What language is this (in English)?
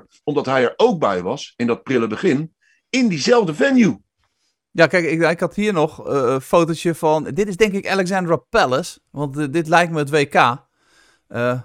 Dutch